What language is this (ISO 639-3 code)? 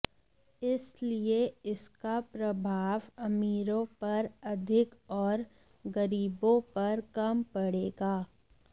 hin